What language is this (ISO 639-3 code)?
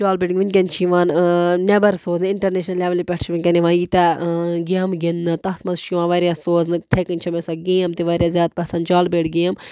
kas